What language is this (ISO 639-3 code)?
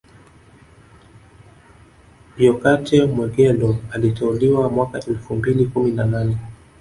swa